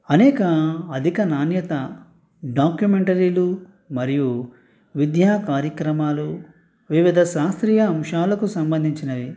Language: Telugu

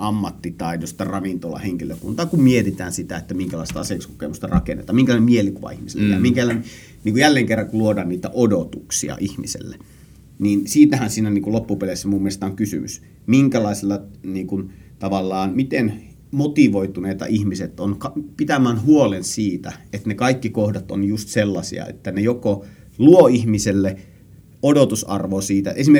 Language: Finnish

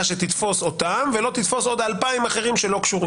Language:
Hebrew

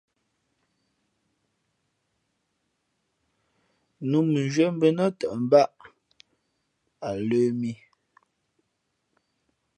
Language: Fe'fe'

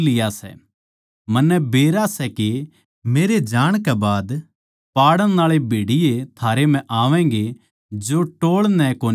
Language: Haryanvi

